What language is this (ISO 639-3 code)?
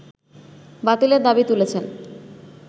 ben